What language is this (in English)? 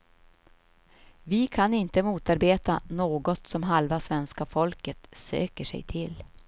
Swedish